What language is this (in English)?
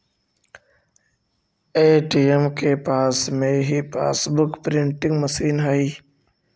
Magahi